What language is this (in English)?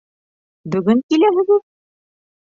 Bashkir